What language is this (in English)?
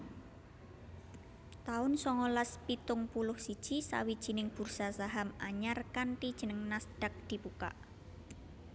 Javanese